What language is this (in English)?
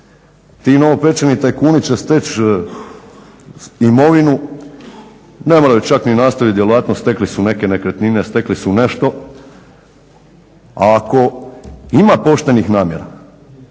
Croatian